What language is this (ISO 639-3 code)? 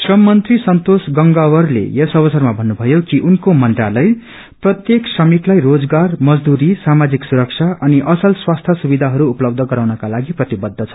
nep